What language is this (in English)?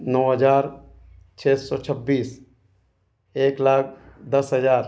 Hindi